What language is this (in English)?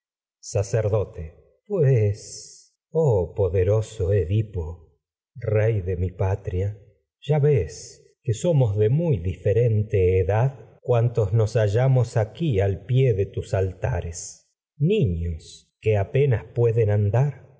Spanish